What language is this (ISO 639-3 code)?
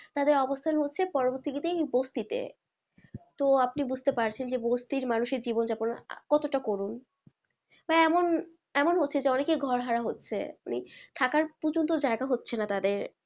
ben